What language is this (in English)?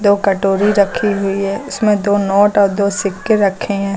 Hindi